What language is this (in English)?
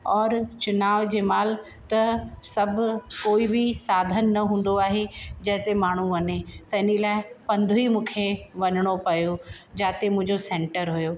Sindhi